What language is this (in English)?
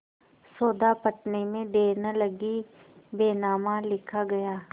Hindi